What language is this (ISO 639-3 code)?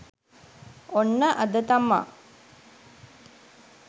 sin